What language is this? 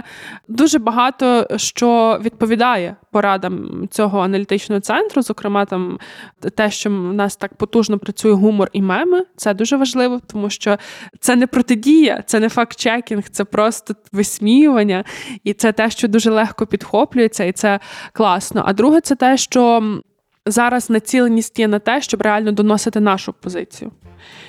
Ukrainian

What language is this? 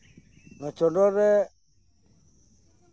Santali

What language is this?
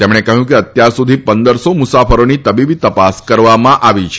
Gujarati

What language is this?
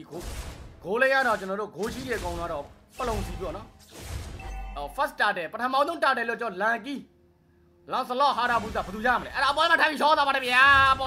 Thai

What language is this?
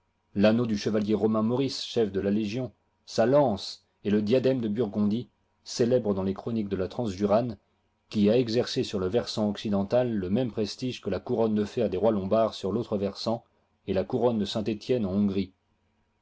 French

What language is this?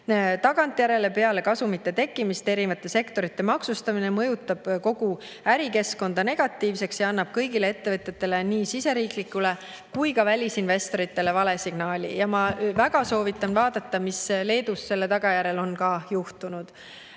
Estonian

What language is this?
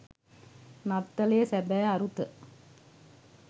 Sinhala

